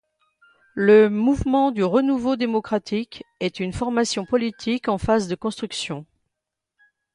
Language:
French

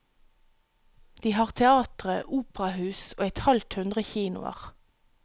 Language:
Norwegian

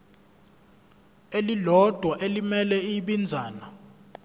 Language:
Zulu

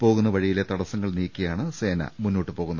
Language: Malayalam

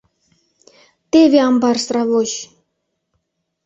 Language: Mari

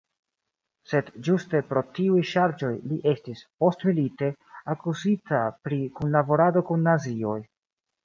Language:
Esperanto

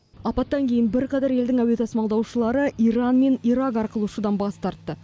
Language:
Kazakh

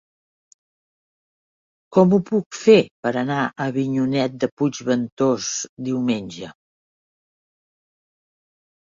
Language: Catalan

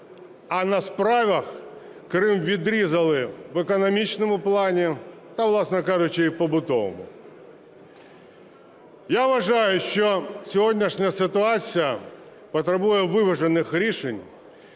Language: Ukrainian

